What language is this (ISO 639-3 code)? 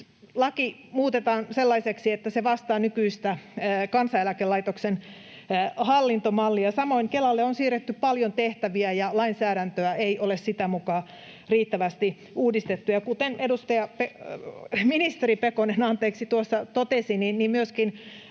fin